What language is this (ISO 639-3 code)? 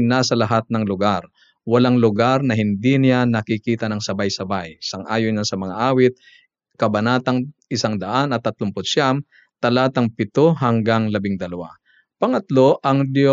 fil